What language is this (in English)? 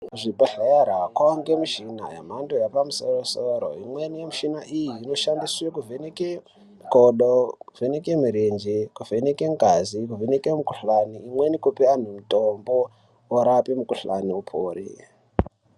Ndau